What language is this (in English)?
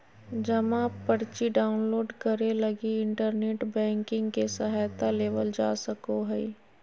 Magahi